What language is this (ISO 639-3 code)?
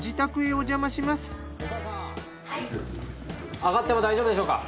jpn